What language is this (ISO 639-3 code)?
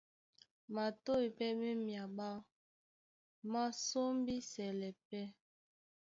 dua